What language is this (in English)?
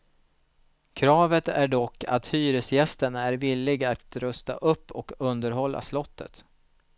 Swedish